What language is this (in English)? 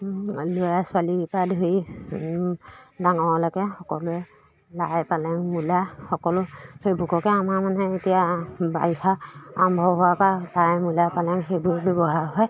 Assamese